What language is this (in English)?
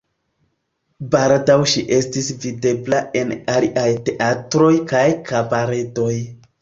Esperanto